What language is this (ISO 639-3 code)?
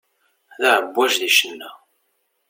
kab